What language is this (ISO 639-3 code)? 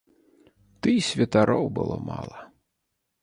bel